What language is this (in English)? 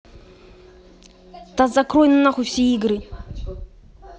Russian